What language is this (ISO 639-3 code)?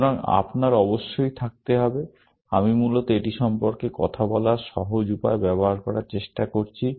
ben